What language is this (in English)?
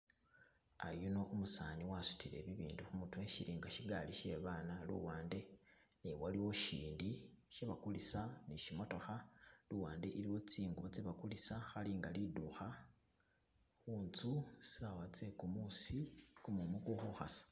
Masaaba